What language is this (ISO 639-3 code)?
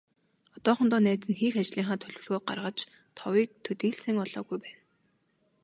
mon